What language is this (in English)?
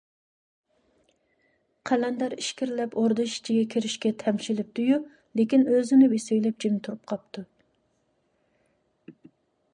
Uyghur